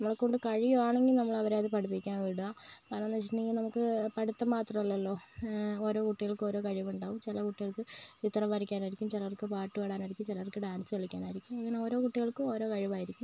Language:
Malayalam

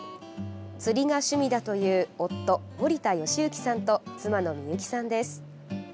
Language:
Japanese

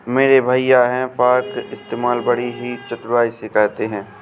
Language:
Hindi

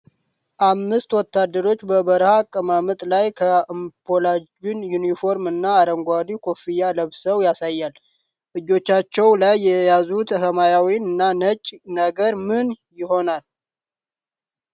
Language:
Amharic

